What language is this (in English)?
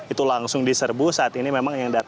Indonesian